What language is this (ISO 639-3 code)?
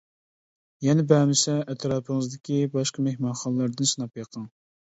uig